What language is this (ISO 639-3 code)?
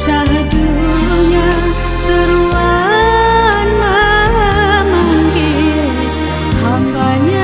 msa